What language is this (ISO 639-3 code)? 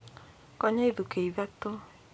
kik